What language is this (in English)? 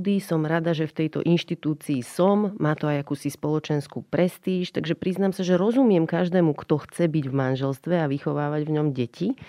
Slovak